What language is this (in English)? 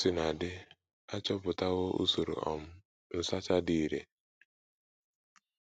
Igbo